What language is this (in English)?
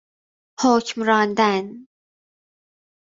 Persian